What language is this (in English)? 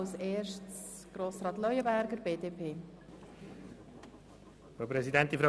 Swiss German